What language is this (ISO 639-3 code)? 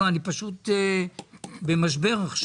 heb